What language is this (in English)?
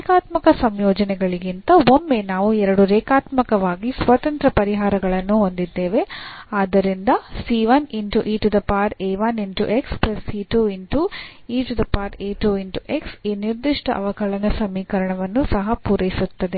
Kannada